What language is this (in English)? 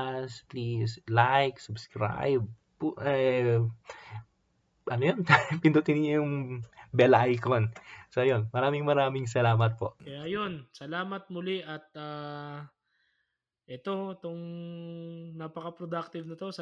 Filipino